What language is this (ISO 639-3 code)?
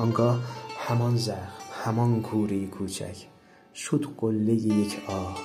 fas